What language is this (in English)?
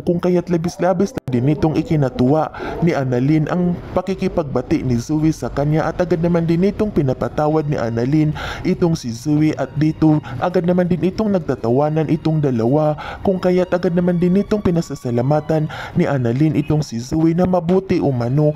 Filipino